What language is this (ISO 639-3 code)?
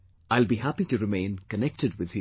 eng